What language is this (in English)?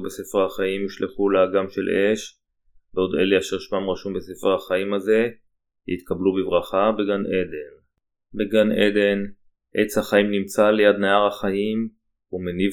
Hebrew